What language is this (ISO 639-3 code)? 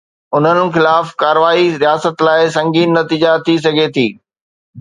snd